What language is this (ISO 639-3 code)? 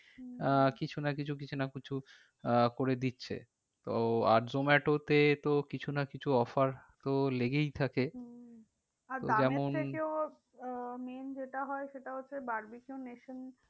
ben